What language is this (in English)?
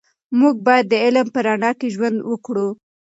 Pashto